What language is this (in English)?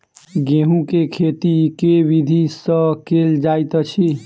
Maithili